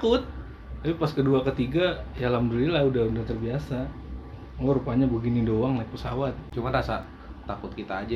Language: Indonesian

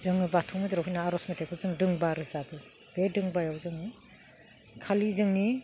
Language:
Bodo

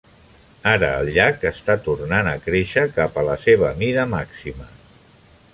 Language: Catalan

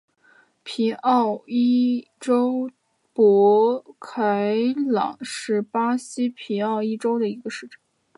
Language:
Chinese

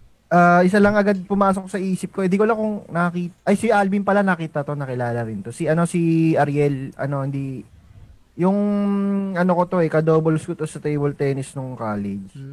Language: Filipino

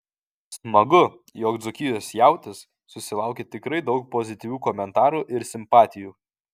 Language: Lithuanian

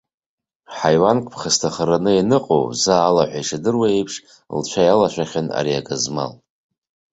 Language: Abkhazian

